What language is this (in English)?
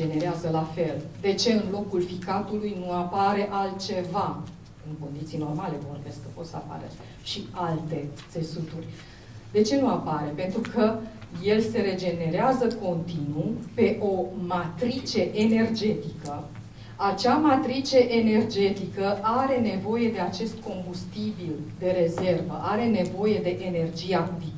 Romanian